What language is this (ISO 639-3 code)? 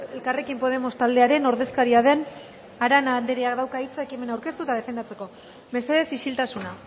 eus